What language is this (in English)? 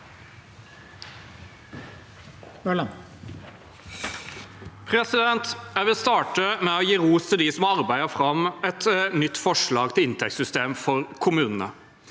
Norwegian